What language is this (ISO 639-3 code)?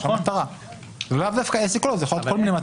heb